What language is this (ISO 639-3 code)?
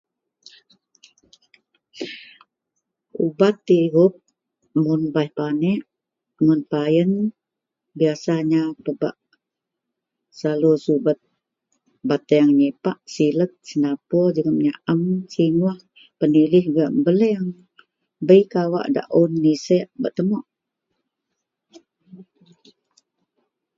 mel